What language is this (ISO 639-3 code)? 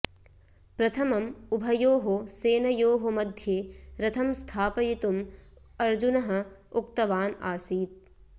san